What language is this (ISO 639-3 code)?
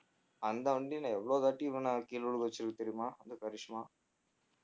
tam